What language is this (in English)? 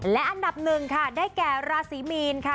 Thai